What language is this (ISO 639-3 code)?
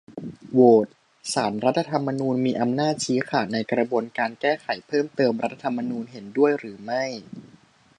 tha